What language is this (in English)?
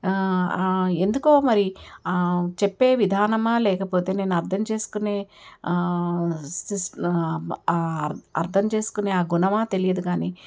Telugu